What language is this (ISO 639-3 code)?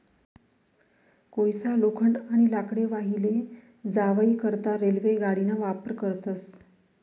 mar